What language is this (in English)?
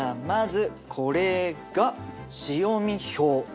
Japanese